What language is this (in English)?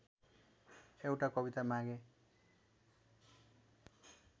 Nepali